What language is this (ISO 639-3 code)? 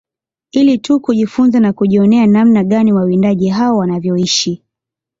swa